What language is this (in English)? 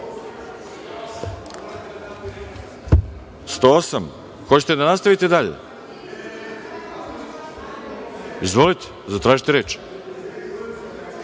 Serbian